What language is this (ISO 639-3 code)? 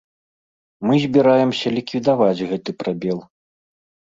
bel